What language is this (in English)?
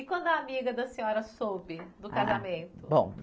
Portuguese